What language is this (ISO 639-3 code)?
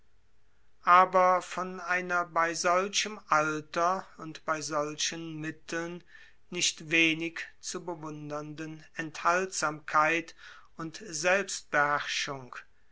deu